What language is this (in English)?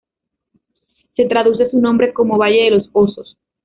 Spanish